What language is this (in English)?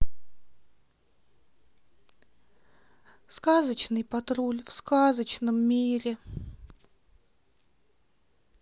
Russian